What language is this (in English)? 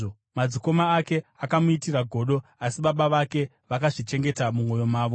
Shona